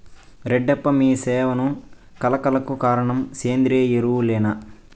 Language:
Telugu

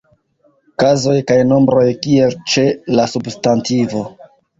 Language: Esperanto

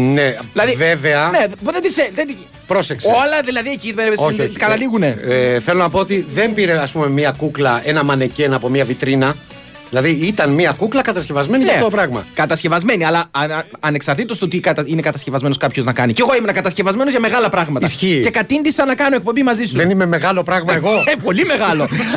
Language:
Greek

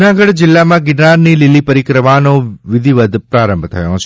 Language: Gujarati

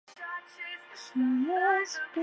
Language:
Chinese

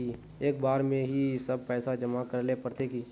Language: Magahi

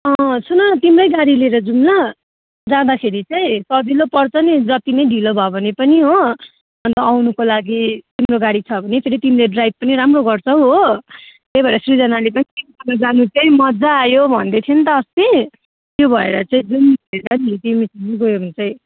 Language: Nepali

